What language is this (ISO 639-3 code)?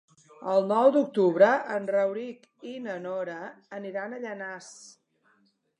cat